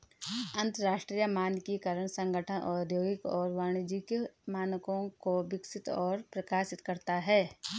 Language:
Hindi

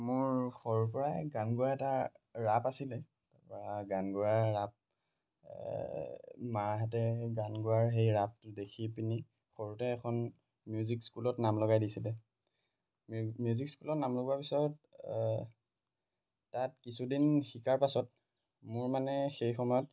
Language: Assamese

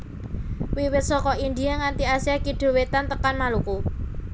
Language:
Javanese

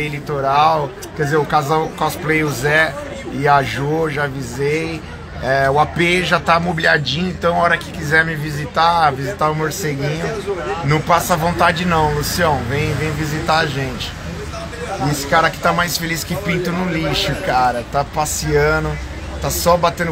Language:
Portuguese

